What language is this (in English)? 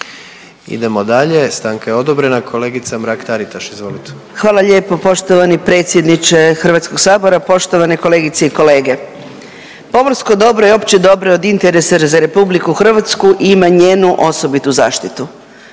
Croatian